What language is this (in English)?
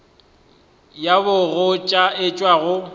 Northern Sotho